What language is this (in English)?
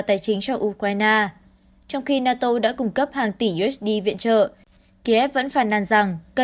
Vietnamese